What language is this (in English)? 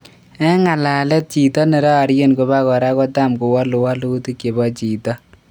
Kalenjin